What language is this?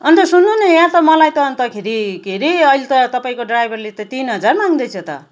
Nepali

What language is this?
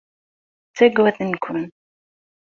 Kabyle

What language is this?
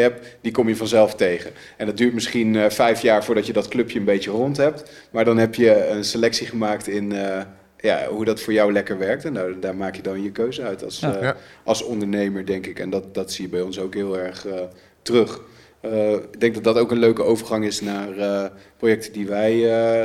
Dutch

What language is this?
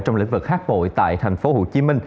Vietnamese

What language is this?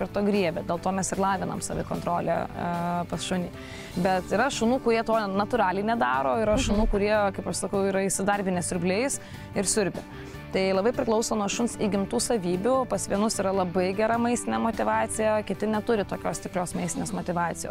Lithuanian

